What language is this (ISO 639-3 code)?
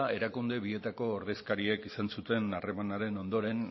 eus